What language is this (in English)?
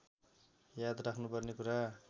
Nepali